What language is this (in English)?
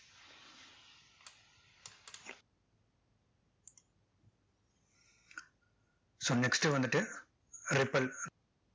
Tamil